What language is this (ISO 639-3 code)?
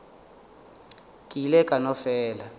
nso